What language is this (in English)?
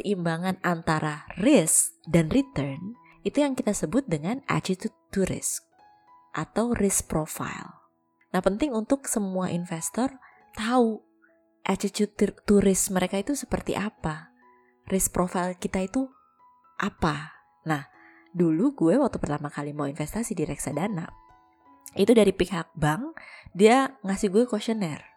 Indonesian